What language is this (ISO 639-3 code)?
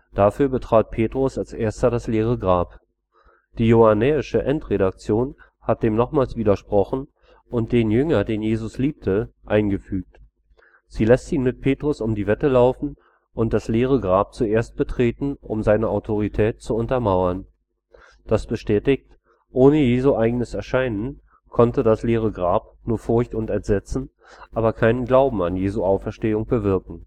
deu